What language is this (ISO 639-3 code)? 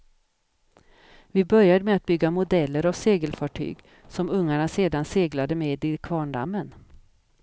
swe